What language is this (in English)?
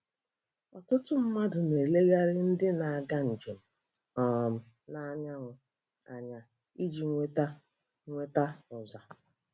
Igbo